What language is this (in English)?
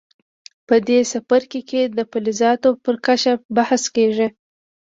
Pashto